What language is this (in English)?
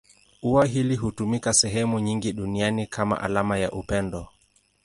Swahili